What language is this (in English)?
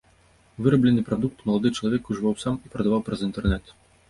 Belarusian